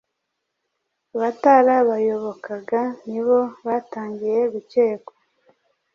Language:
Kinyarwanda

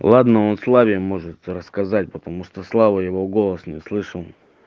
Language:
Russian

